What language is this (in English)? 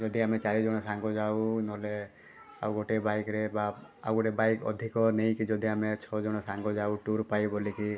Odia